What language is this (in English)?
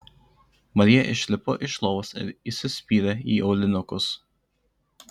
Lithuanian